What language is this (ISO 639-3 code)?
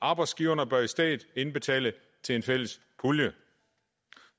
dan